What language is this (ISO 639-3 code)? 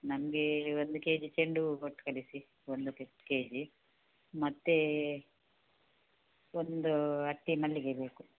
kan